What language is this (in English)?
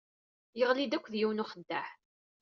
Kabyle